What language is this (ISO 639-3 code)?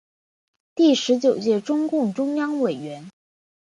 zho